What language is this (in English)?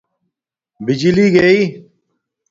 Domaaki